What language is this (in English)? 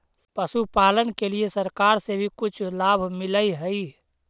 Magahi